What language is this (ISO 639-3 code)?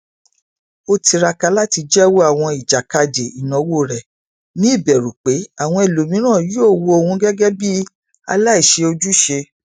yor